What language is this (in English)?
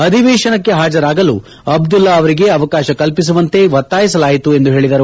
Kannada